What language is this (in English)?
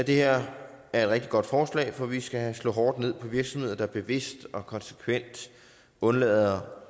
Danish